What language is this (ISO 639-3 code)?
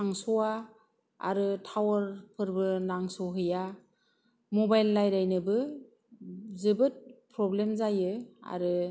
brx